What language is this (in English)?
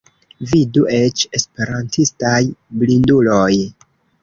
Esperanto